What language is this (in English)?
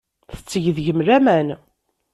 Kabyle